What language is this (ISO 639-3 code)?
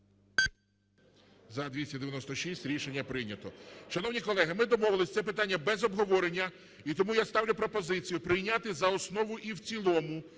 ukr